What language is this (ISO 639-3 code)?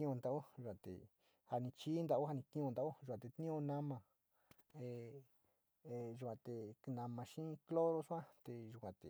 xti